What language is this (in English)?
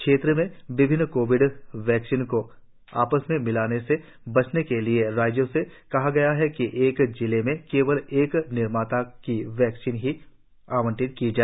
Hindi